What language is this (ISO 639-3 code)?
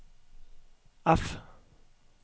nor